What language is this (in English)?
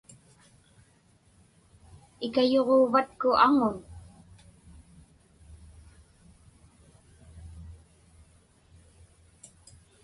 Inupiaq